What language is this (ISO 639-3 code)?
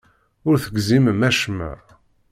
kab